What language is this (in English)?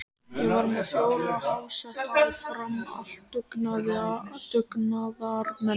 Icelandic